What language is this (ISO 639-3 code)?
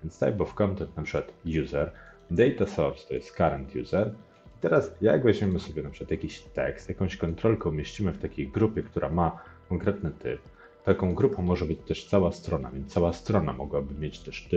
pol